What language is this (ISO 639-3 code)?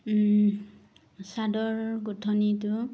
asm